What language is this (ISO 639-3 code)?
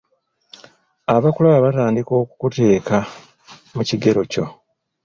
lug